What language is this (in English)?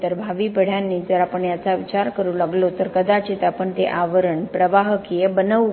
Marathi